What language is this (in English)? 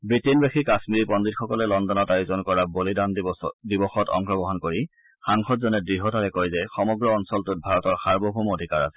Assamese